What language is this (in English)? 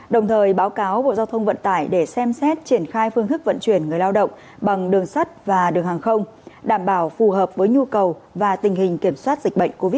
Vietnamese